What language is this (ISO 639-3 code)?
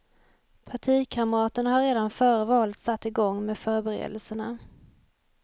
swe